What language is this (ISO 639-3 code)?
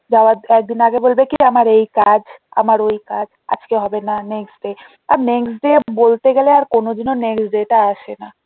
ben